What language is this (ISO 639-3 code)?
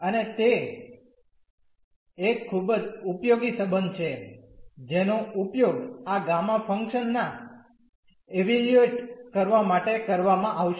guj